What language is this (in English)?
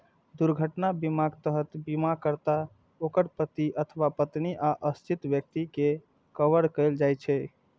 Maithili